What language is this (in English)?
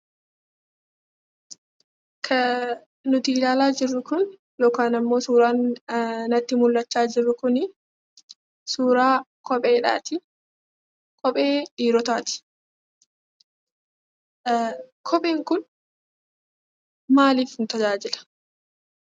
Oromo